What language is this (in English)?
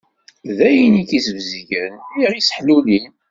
Kabyle